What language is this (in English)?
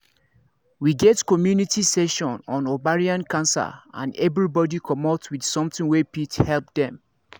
Nigerian Pidgin